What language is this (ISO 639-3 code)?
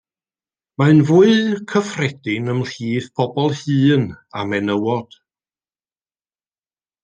cym